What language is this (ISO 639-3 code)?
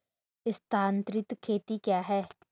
hin